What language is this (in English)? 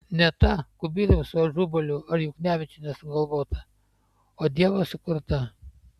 Lithuanian